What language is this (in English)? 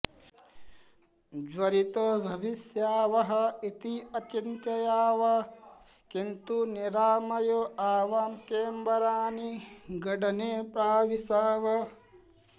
Sanskrit